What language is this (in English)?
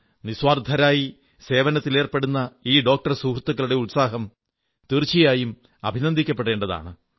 Malayalam